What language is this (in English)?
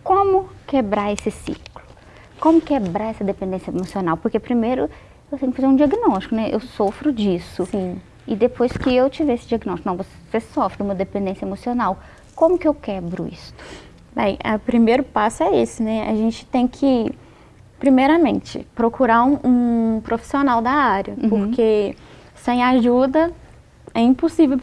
Portuguese